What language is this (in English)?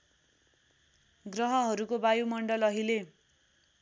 Nepali